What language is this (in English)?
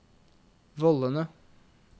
Norwegian